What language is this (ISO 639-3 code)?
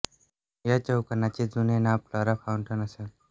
mar